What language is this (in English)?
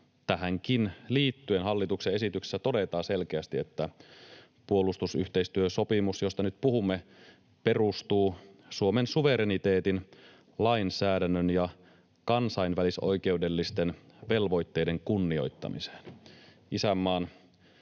Finnish